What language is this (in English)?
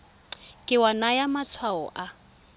Tswana